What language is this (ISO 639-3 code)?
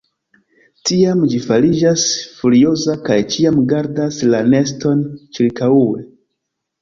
epo